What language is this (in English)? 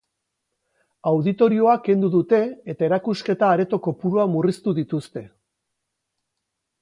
Basque